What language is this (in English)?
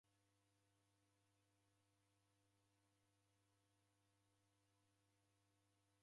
Taita